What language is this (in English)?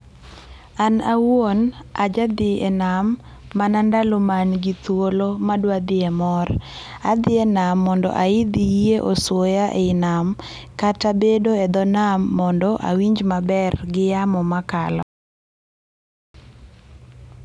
Luo (Kenya and Tanzania)